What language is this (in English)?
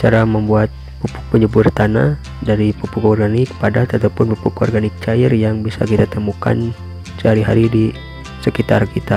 Indonesian